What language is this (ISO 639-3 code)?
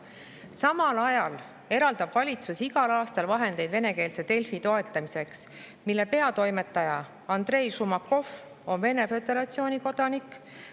est